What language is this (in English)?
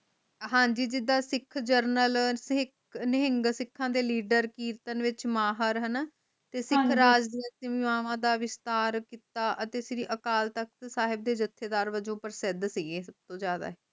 Punjabi